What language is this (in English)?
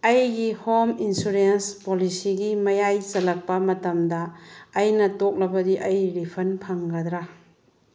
Manipuri